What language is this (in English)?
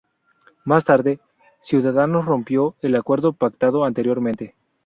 Spanish